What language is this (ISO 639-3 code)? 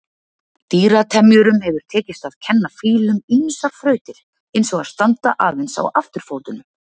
isl